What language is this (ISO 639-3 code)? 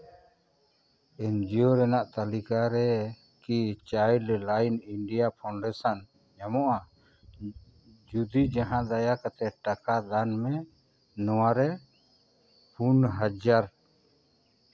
sat